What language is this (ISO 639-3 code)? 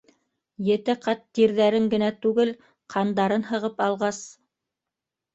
bak